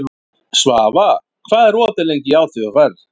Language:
Icelandic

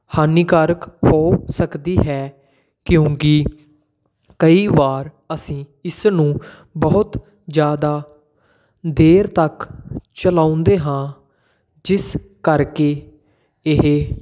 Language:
Punjabi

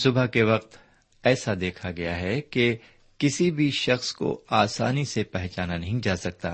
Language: Urdu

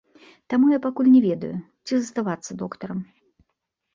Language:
Belarusian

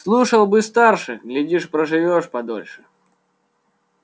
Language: Russian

